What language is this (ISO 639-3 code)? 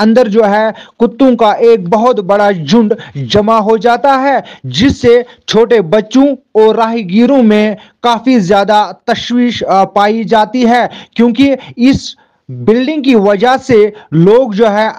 hin